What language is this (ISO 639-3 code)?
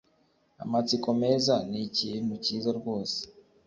kin